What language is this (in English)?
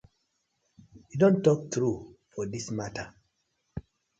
Nigerian Pidgin